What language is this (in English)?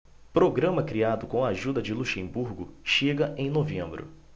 Portuguese